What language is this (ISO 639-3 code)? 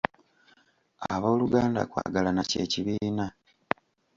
lug